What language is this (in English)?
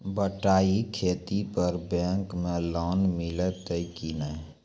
Maithili